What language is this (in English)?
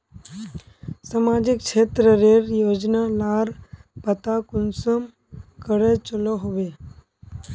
Magahi